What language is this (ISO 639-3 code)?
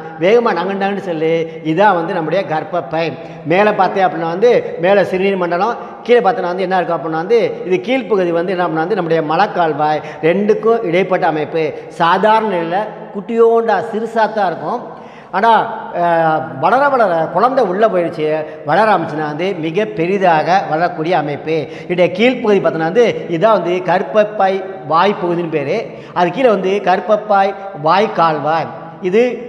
ind